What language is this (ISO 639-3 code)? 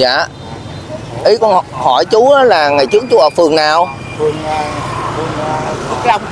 vie